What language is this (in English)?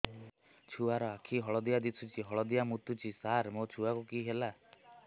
Odia